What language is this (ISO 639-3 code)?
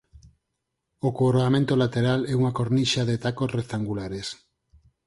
glg